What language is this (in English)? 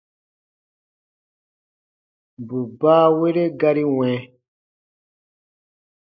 Baatonum